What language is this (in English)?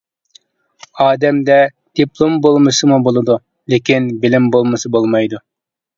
Uyghur